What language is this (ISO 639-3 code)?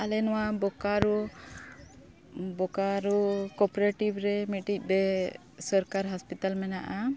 sat